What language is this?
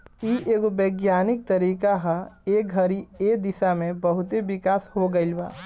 Bhojpuri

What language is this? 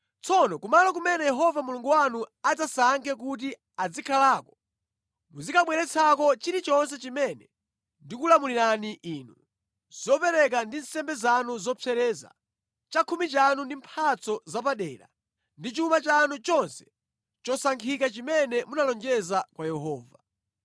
Nyanja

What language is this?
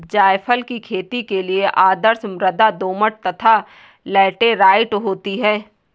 Hindi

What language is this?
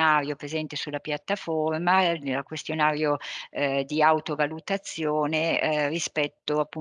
Italian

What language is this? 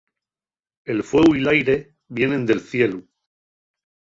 Asturian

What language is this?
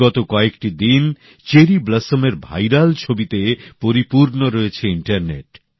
Bangla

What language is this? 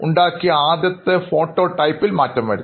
Malayalam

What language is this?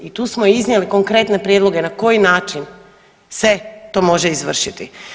Croatian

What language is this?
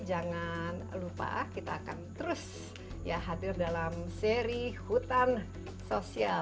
Indonesian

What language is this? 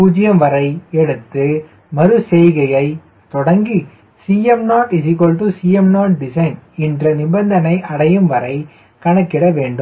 Tamil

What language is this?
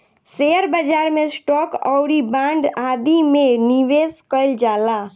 Bhojpuri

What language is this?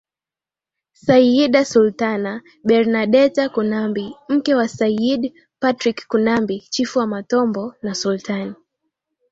Swahili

